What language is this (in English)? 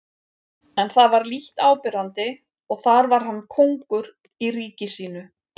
Icelandic